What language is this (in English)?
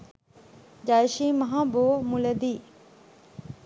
Sinhala